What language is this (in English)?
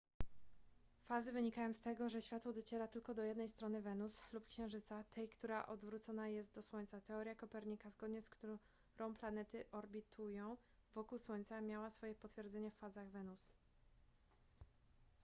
Polish